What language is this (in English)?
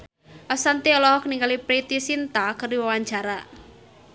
Sundanese